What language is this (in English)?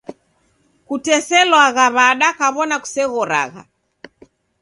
Taita